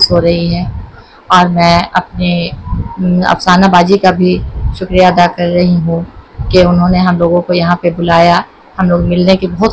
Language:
Hindi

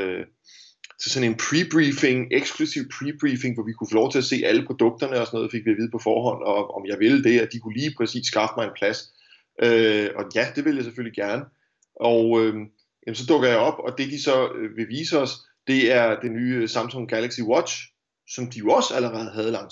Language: Danish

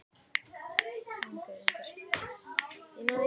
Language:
Icelandic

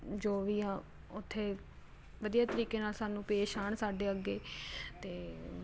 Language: Punjabi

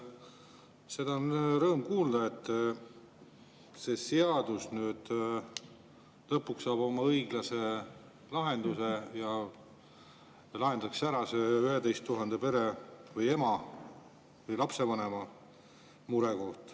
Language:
Estonian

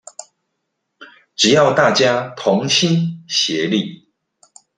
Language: Chinese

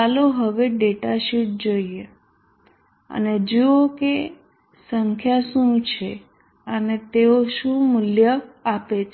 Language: Gujarati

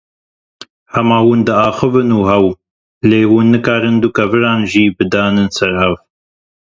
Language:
Kurdish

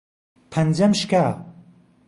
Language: Central Kurdish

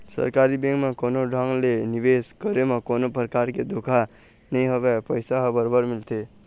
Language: Chhattisgarhi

